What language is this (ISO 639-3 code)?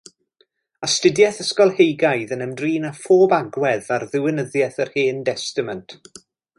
cym